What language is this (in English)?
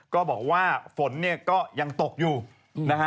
Thai